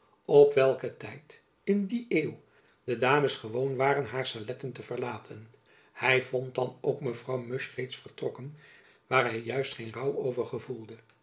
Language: Dutch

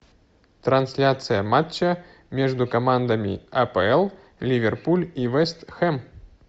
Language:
Russian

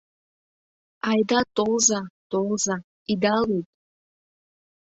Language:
Mari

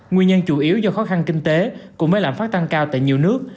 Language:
Vietnamese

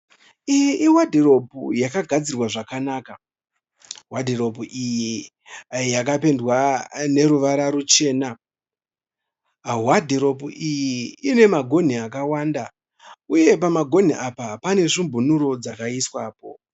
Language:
Shona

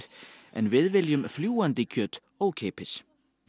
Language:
Icelandic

